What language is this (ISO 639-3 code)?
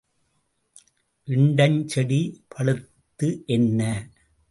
tam